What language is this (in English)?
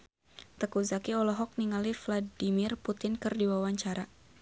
Sundanese